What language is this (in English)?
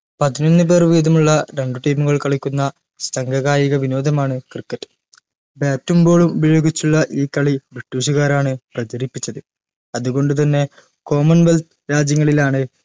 Malayalam